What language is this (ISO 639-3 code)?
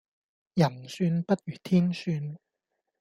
yue